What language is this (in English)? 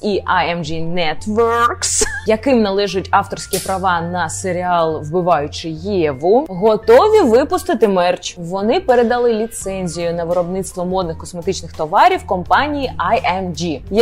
Ukrainian